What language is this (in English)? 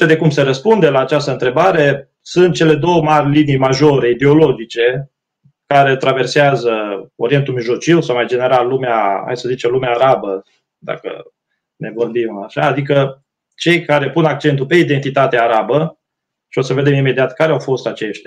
Romanian